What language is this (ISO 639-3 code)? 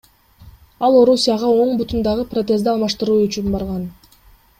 kir